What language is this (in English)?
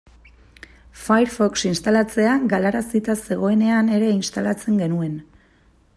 Basque